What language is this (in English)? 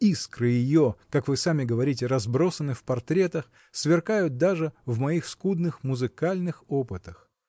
Russian